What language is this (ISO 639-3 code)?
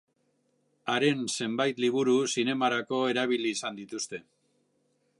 eus